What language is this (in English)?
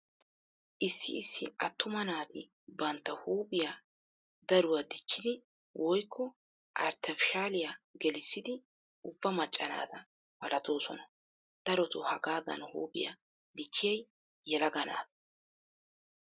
Wolaytta